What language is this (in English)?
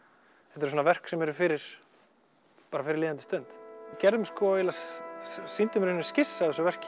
Icelandic